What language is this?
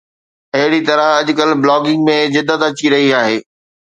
Sindhi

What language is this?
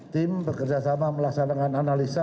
Indonesian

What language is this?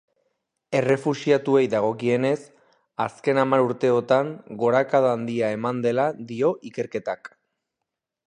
Basque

